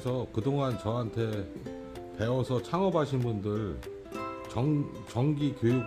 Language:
Korean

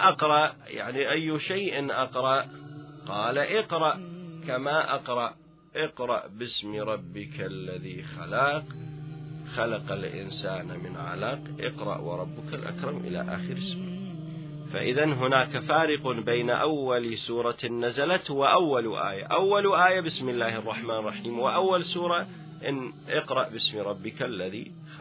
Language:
Arabic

